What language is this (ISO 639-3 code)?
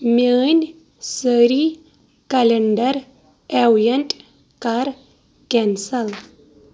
kas